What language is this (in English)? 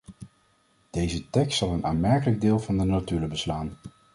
Dutch